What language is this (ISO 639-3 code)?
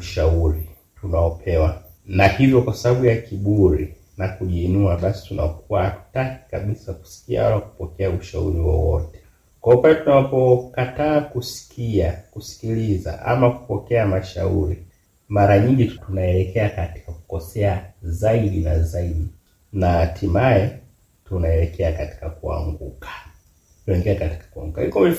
swa